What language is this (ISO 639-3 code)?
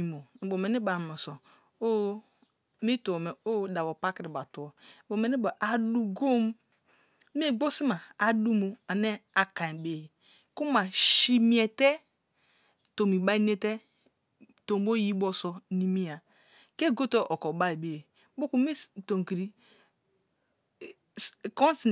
ijn